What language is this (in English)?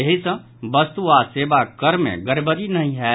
Maithili